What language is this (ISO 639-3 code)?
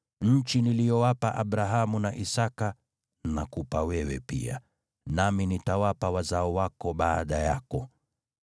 swa